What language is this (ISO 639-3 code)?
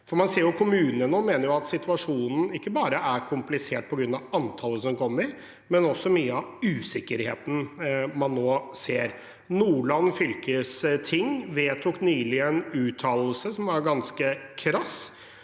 nor